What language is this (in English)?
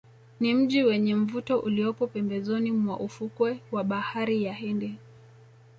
Swahili